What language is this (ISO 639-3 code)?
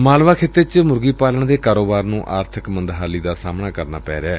pan